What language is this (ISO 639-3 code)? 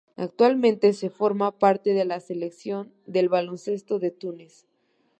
spa